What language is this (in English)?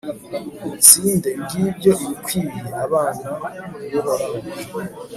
Kinyarwanda